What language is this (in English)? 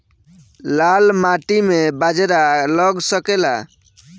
Bhojpuri